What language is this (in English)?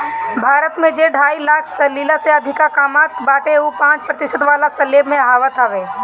Bhojpuri